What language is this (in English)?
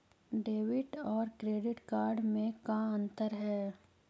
Magahi